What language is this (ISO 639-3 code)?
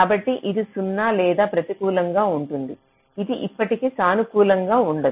tel